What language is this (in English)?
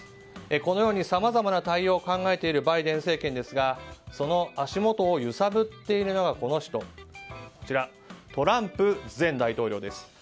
Japanese